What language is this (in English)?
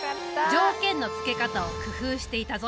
Japanese